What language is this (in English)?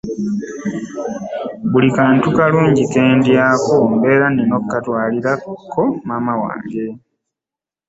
Ganda